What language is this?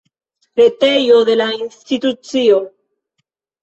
Esperanto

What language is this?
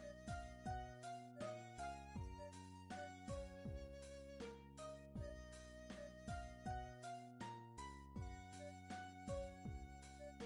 English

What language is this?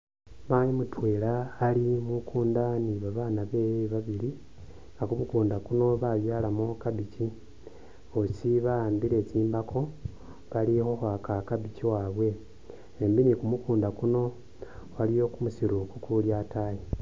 Masaaba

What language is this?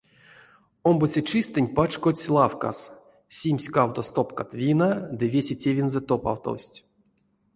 Erzya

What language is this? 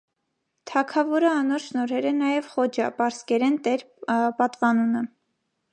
Armenian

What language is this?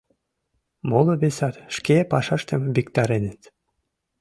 Mari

